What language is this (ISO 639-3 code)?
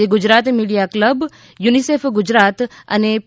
guj